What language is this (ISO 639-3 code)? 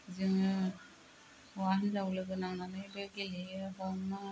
brx